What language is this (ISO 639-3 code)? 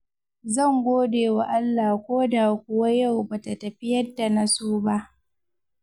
hau